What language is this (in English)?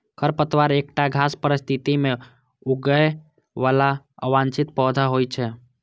Maithili